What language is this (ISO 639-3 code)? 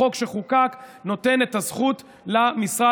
heb